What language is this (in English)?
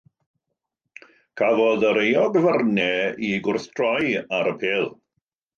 Welsh